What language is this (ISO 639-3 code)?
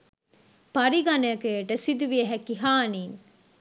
sin